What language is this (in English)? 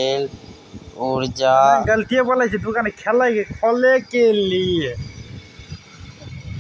Maithili